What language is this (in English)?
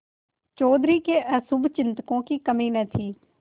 Hindi